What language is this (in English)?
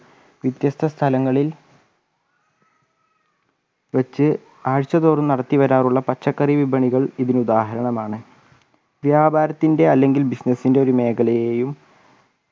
Malayalam